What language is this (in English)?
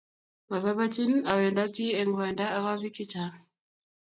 Kalenjin